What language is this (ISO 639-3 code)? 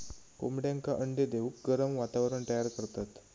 mar